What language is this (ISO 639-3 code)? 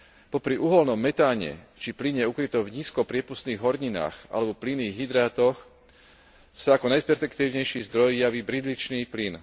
slk